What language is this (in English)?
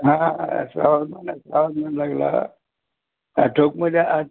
Marathi